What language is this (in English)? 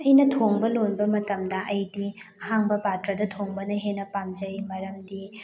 Manipuri